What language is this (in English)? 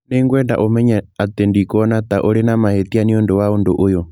Kikuyu